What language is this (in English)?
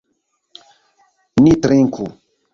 Esperanto